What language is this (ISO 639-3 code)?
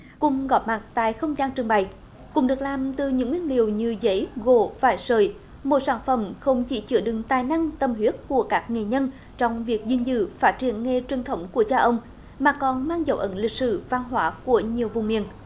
vie